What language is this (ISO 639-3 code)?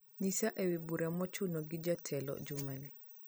luo